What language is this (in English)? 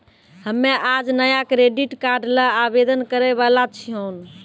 Maithili